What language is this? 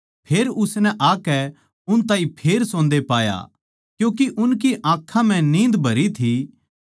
Haryanvi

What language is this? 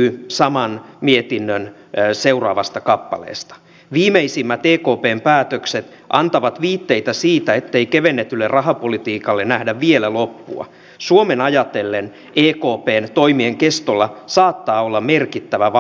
Finnish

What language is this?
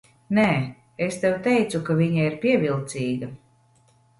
Latvian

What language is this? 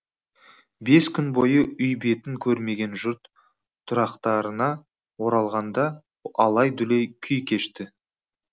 Kazakh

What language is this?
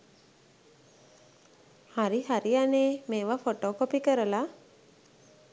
Sinhala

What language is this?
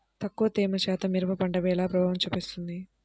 Telugu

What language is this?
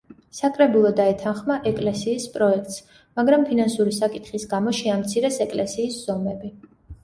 Georgian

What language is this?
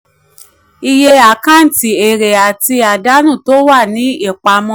Yoruba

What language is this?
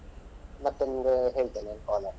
Kannada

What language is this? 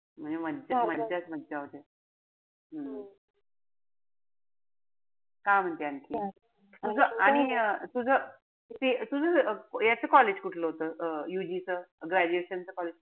Marathi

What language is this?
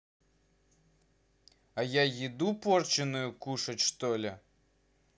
Russian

